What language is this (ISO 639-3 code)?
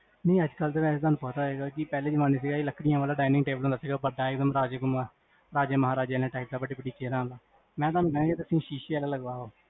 pan